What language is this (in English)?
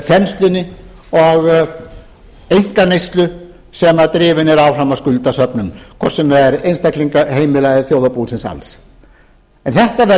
Icelandic